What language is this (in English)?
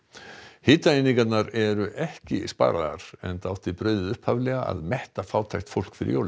Icelandic